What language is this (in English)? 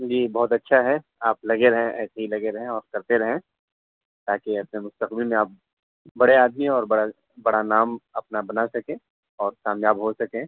Urdu